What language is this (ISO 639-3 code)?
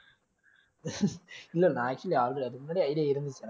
tam